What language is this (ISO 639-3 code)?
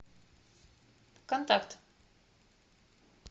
rus